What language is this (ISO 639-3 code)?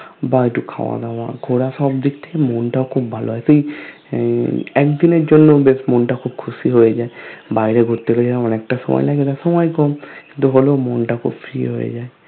ben